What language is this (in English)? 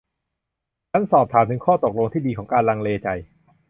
Thai